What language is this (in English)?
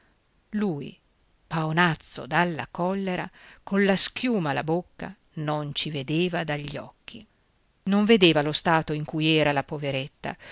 Italian